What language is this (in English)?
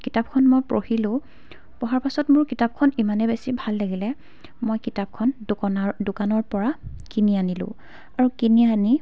Assamese